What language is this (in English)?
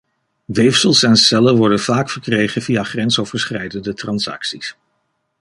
Dutch